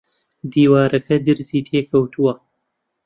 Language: Central Kurdish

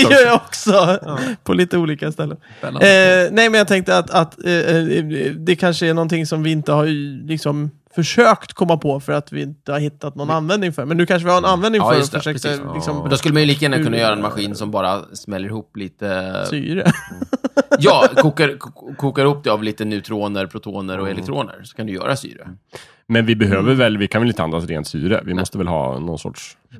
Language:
Swedish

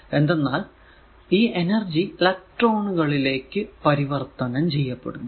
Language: Malayalam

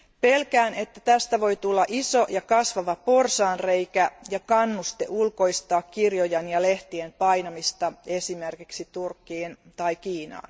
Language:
Finnish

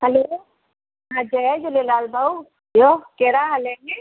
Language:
Sindhi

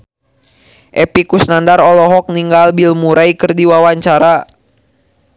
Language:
Sundanese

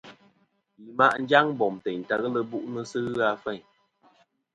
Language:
Kom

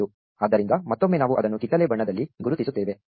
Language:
Kannada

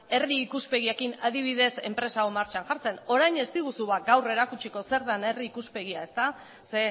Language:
Basque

